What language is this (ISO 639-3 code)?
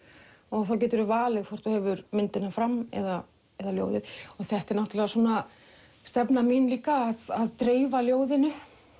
isl